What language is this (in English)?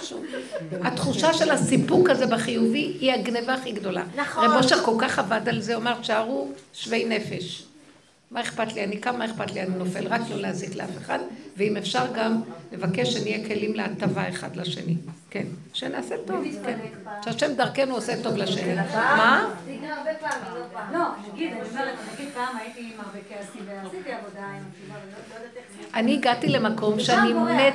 Hebrew